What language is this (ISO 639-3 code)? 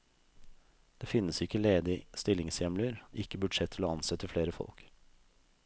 nor